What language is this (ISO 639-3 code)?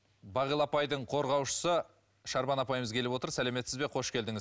kaz